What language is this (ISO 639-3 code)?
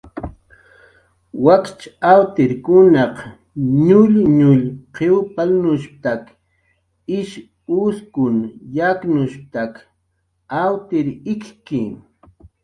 jqr